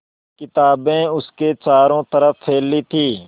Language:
Hindi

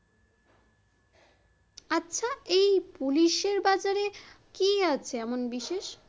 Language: Bangla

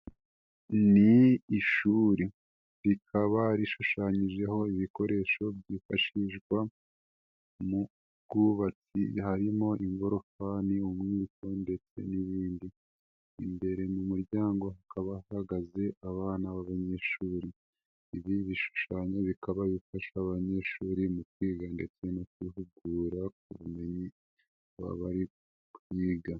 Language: Kinyarwanda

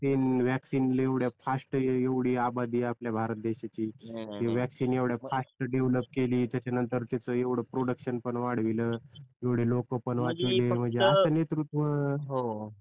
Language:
Marathi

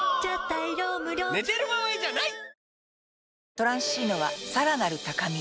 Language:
Japanese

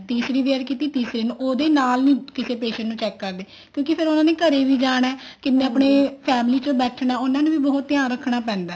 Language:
Punjabi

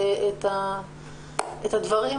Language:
Hebrew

